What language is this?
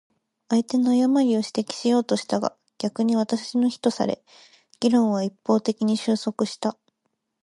Japanese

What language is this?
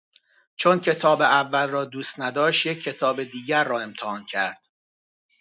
Persian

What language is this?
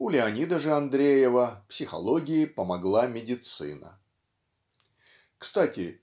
Russian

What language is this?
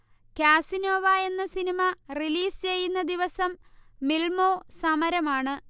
Malayalam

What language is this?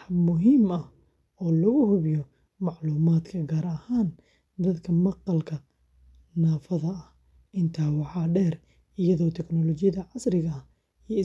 Somali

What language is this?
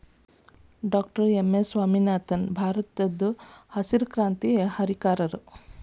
Kannada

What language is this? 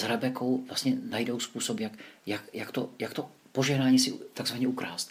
Czech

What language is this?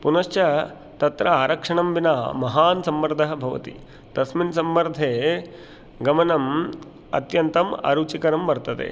Sanskrit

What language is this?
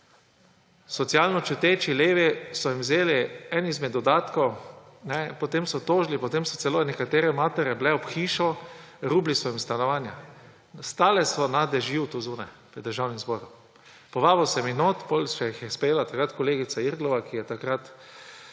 Slovenian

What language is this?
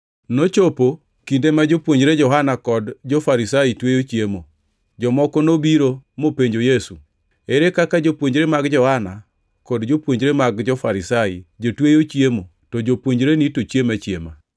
Luo (Kenya and Tanzania)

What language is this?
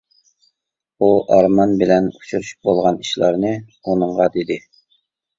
Uyghur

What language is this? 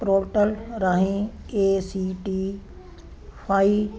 Punjabi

